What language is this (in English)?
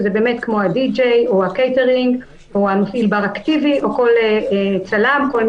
Hebrew